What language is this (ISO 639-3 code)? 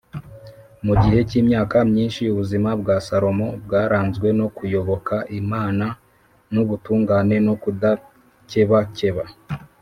kin